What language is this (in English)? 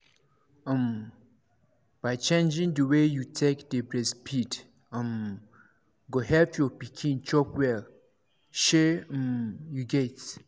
Nigerian Pidgin